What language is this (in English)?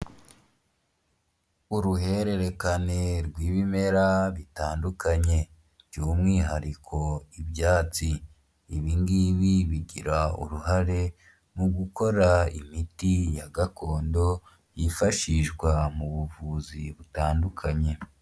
Kinyarwanda